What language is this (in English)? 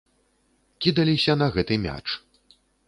Belarusian